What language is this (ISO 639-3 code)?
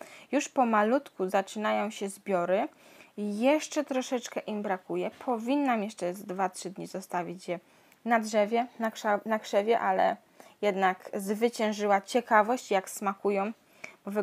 pol